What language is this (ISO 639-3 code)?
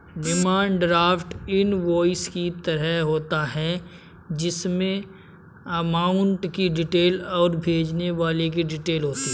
hin